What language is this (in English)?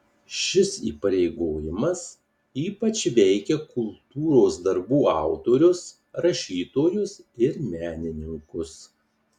Lithuanian